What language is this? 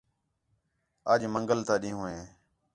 Khetrani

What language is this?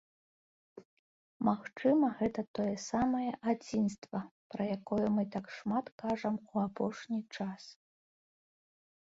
Belarusian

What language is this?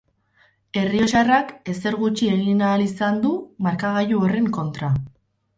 Basque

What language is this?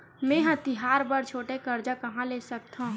Chhattisgarhi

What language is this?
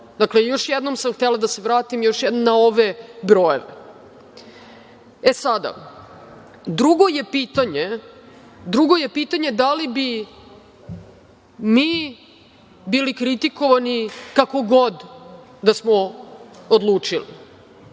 Serbian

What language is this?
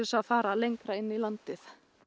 Icelandic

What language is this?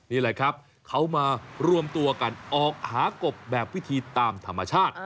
Thai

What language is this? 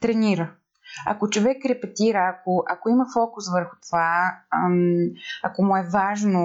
Bulgarian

